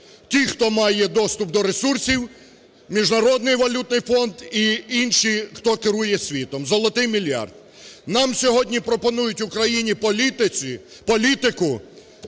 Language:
Ukrainian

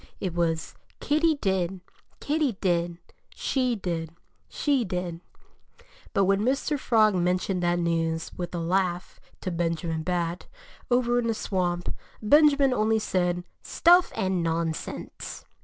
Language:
English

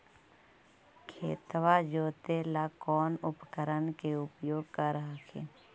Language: Magahi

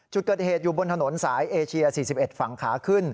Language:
Thai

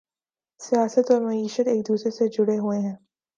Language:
Urdu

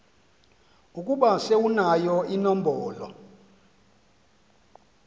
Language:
Xhosa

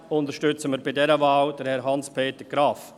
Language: Swiss German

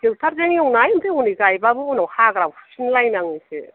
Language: Bodo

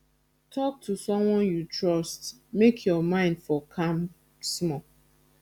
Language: Nigerian Pidgin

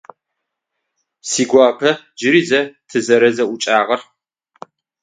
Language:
Adyghe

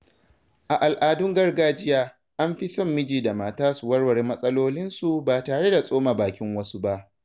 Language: Hausa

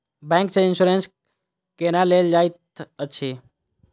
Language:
Maithili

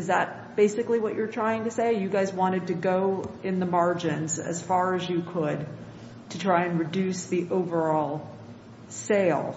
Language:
English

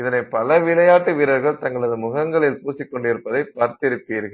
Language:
Tamil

